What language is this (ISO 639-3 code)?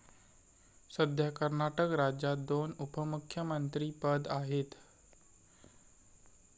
mar